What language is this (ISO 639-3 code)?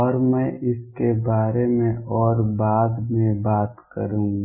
hin